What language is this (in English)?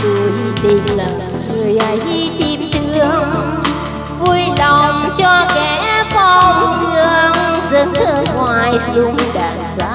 Vietnamese